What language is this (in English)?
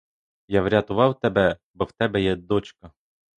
Ukrainian